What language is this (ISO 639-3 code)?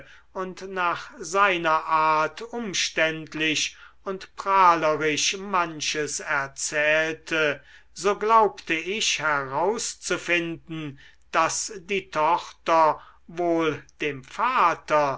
deu